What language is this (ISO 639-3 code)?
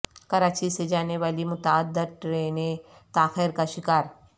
urd